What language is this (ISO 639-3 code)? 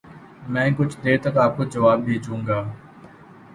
urd